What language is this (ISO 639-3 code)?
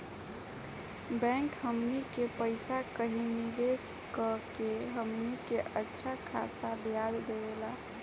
bho